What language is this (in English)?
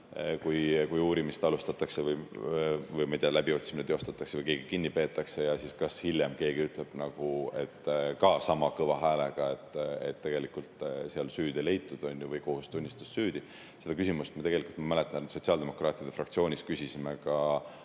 Estonian